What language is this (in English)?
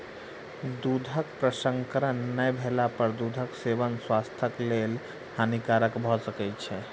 Maithili